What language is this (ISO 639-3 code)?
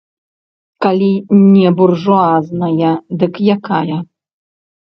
bel